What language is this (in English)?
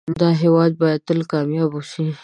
Pashto